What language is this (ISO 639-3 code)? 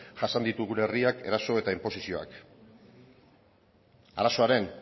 eus